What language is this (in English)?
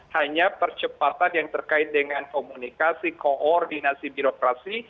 Indonesian